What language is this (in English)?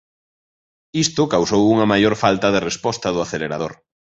Galician